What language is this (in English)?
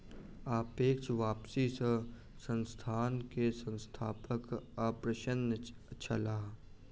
Maithili